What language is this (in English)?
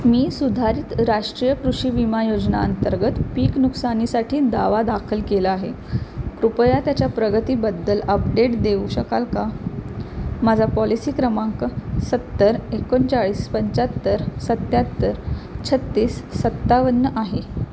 Marathi